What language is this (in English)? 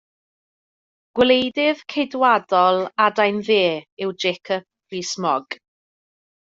Welsh